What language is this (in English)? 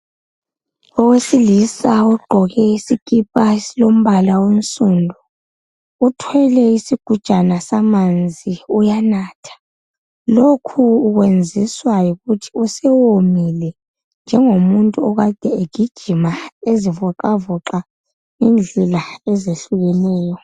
North Ndebele